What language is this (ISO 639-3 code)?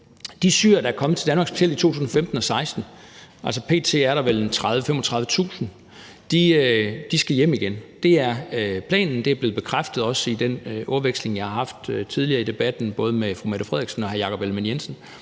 dan